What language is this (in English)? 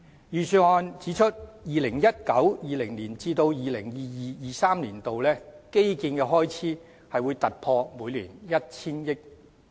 Cantonese